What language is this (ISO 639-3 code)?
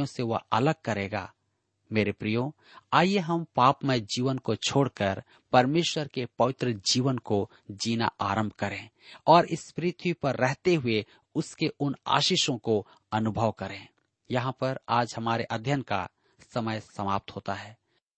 hin